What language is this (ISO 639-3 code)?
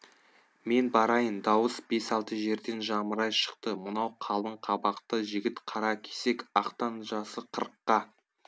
kaz